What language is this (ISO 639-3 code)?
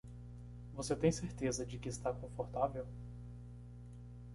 por